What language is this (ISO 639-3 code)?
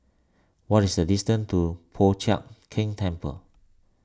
eng